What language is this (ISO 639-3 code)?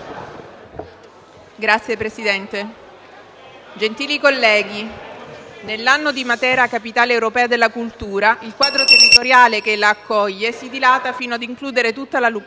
ita